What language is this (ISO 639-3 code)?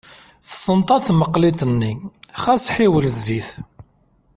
kab